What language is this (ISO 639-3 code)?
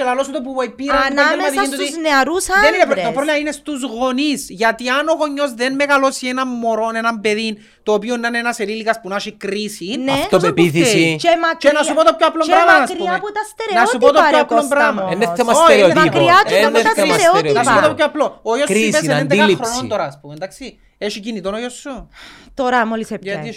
ell